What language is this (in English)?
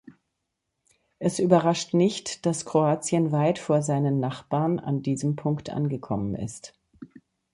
German